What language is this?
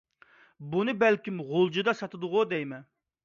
Uyghur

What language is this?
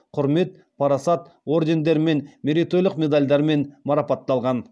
Kazakh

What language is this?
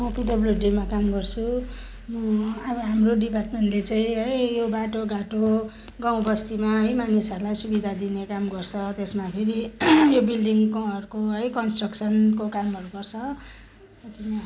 Nepali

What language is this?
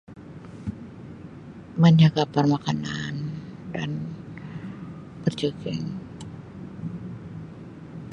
Sabah Malay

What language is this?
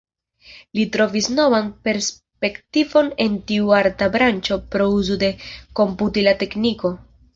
Esperanto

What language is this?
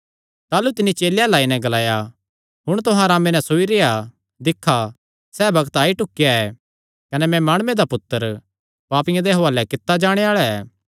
Kangri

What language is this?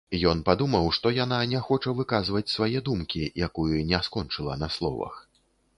Belarusian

